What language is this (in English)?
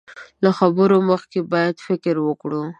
Pashto